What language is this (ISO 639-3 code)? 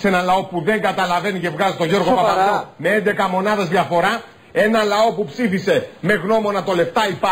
ell